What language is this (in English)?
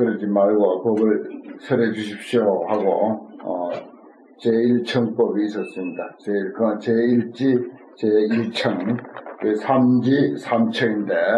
Korean